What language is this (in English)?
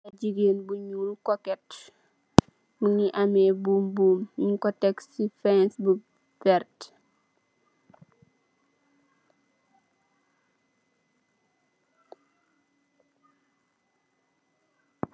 Wolof